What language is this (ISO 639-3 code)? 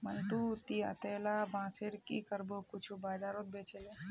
mag